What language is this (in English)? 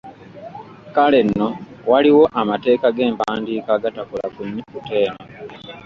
Ganda